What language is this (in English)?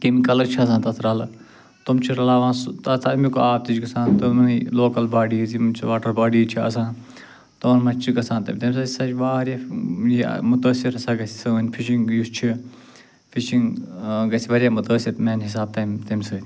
Kashmiri